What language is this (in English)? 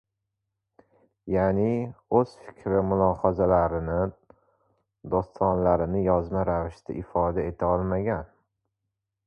Uzbek